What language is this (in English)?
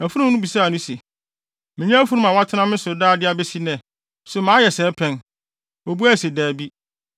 Akan